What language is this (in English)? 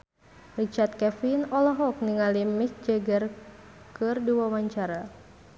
Sundanese